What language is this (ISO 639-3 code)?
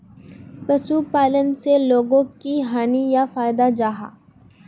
mag